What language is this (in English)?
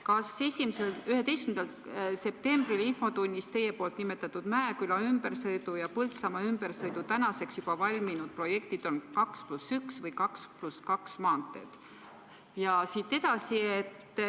Estonian